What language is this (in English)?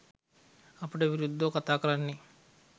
Sinhala